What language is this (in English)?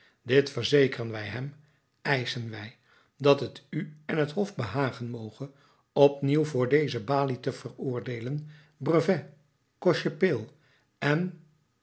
Dutch